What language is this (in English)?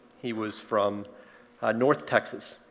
English